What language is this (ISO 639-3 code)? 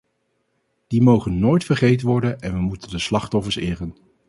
nld